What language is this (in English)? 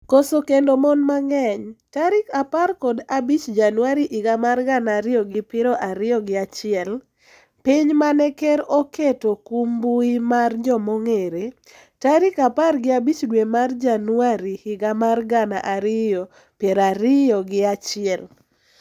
Luo (Kenya and Tanzania)